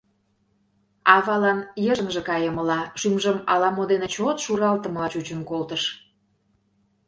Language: Mari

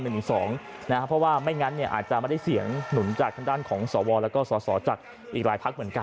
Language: Thai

